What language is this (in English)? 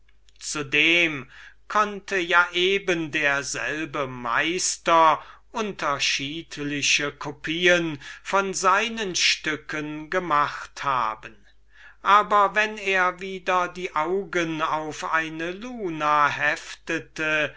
German